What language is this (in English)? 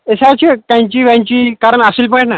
Kashmiri